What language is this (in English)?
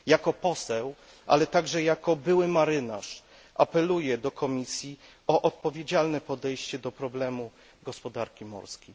Polish